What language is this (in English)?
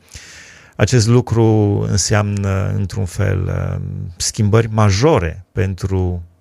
Romanian